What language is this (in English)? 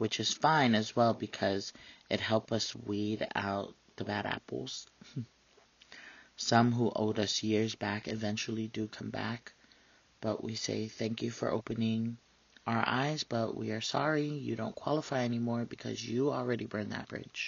English